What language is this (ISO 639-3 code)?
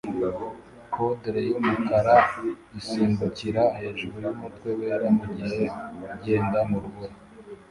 kin